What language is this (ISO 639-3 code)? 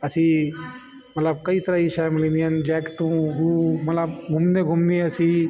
snd